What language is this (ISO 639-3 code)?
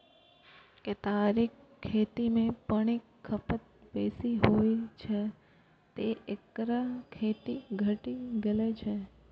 mai